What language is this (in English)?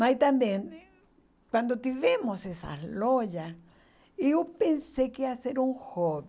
Portuguese